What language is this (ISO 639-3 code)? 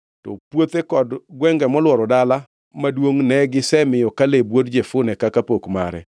luo